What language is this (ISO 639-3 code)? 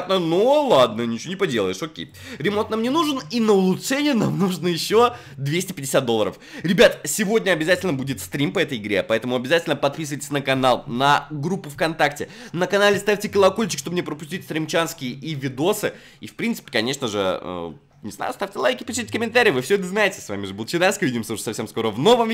rus